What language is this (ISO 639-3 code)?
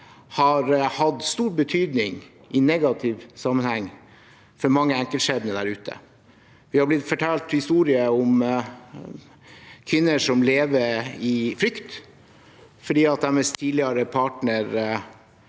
nor